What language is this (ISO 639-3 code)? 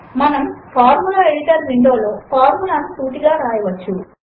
tel